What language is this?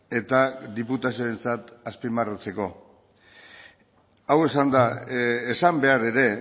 Basque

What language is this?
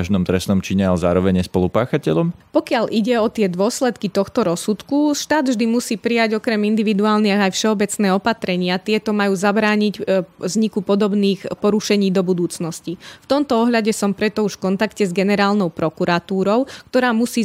Slovak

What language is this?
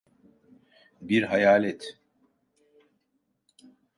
Turkish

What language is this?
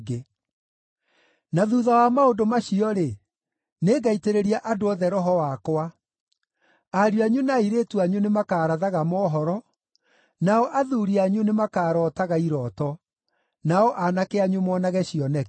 Kikuyu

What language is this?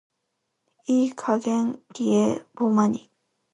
Japanese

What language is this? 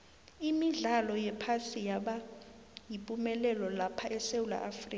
South Ndebele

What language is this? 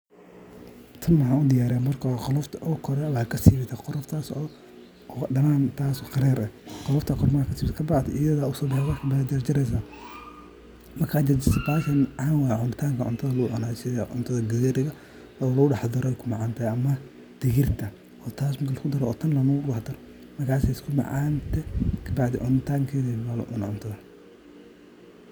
Somali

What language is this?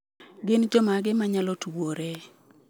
Luo (Kenya and Tanzania)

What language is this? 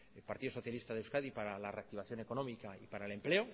Spanish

